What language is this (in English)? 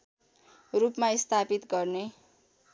Nepali